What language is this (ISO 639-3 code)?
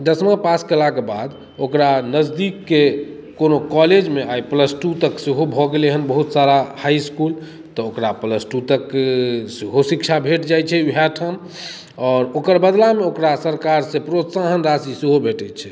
mai